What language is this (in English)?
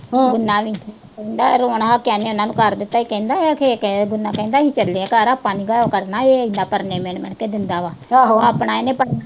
Punjabi